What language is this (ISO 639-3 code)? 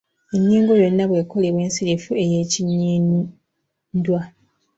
lug